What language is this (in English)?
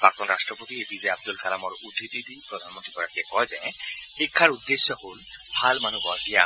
Assamese